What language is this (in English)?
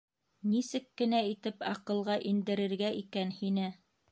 Bashkir